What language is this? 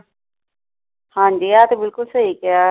Punjabi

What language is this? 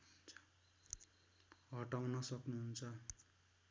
Nepali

